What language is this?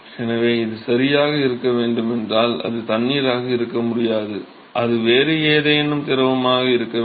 Tamil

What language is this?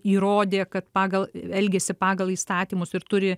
Lithuanian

